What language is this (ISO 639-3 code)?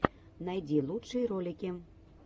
rus